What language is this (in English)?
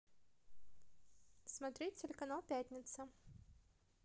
Russian